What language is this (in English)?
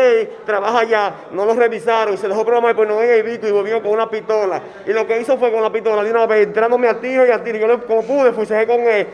Spanish